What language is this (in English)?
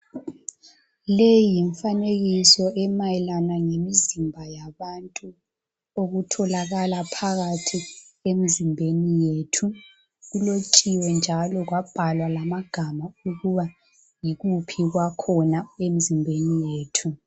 North Ndebele